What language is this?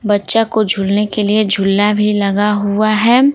Hindi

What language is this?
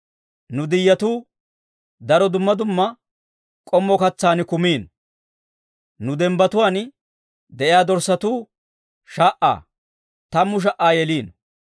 Dawro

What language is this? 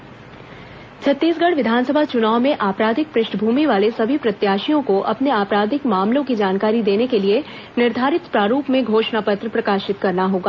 Hindi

